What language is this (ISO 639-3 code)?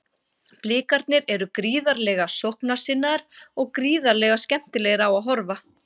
isl